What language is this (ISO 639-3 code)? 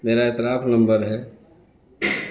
urd